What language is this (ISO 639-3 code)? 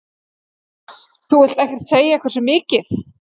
isl